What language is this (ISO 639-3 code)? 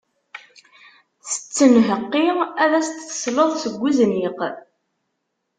kab